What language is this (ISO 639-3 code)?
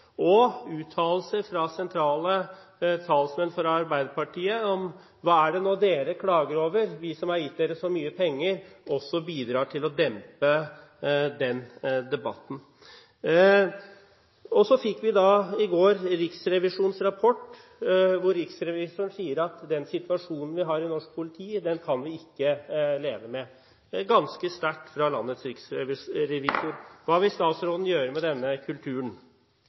nob